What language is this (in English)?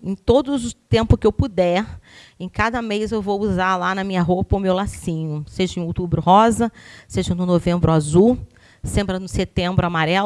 Portuguese